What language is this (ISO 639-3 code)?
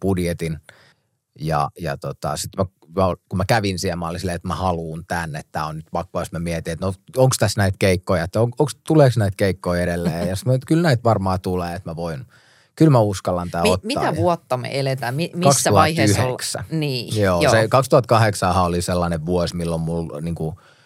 fin